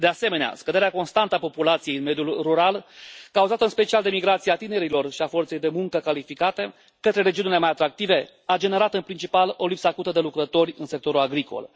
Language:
Romanian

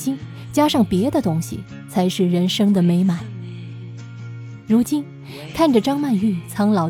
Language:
Chinese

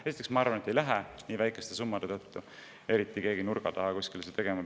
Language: Estonian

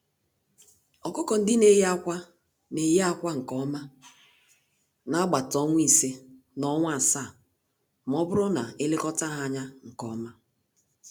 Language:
Igbo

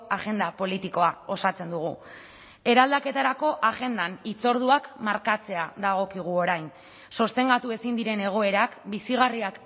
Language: Basque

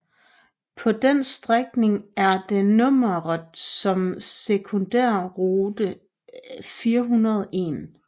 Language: Danish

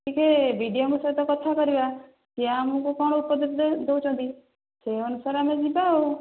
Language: Odia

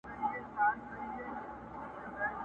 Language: Pashto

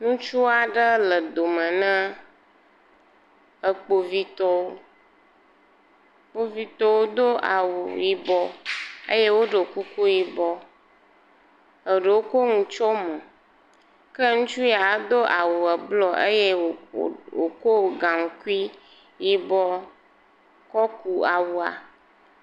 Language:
Ewe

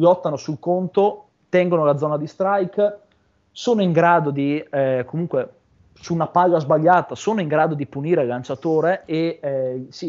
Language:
Italian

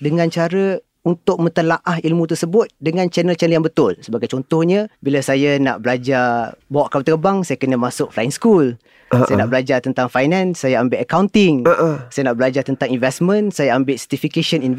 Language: Malay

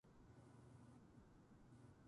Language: Japanese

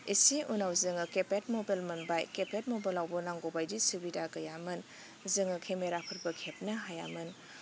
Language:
Bodo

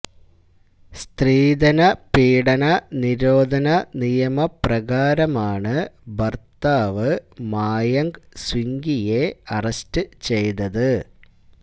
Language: Malayalam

